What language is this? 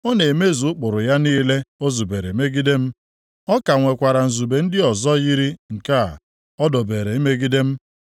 Igbo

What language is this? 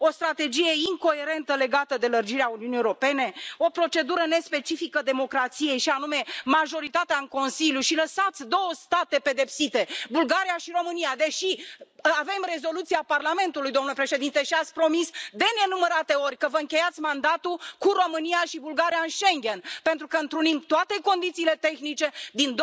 Romanian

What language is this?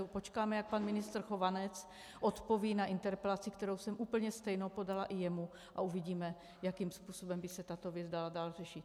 Czech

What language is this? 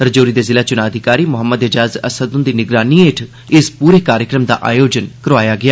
Dogri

